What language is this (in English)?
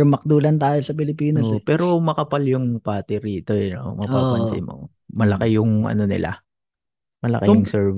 Filipino